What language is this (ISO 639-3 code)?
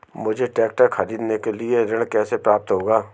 hin